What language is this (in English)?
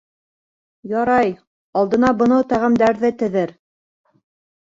Bashkir